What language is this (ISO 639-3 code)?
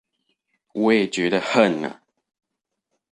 zho